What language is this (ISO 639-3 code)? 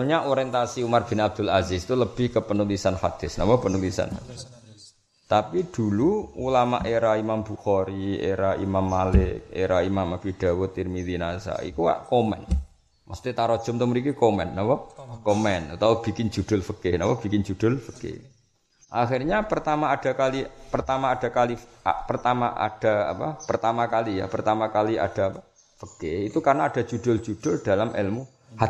msa